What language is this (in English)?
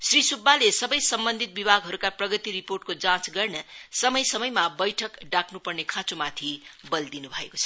Nepali